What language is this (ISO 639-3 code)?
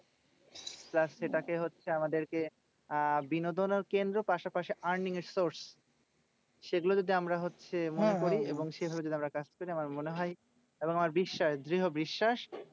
ben